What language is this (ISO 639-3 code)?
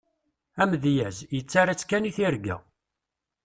kab